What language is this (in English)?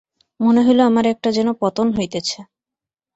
Bangla